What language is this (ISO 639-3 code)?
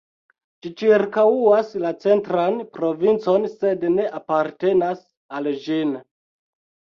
epo